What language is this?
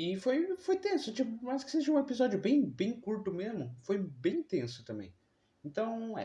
Portuguese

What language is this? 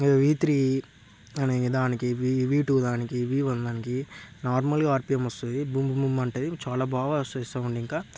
Telugu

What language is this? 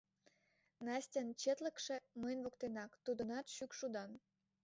Mari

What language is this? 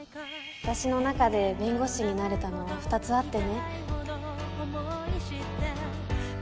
Japanese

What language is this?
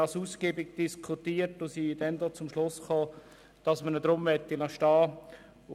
Swiss German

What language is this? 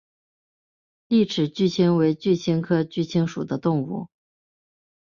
Chinese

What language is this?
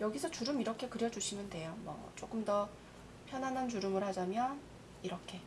Korean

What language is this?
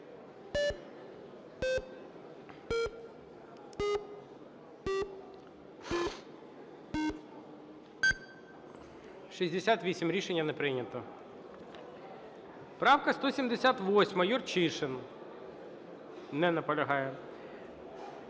Ukrainian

